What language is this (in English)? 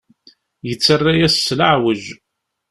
Kabyle